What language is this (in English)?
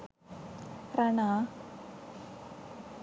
Sinhala